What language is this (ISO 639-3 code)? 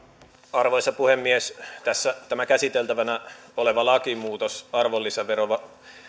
fin